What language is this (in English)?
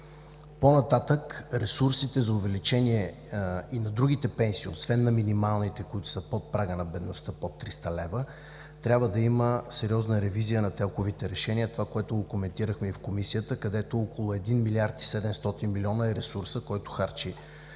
Bulgarian